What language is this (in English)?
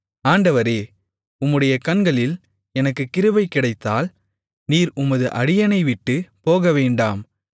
Tamil